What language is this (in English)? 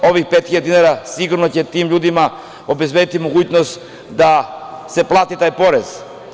Serbian